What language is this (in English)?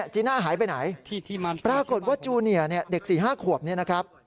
Thai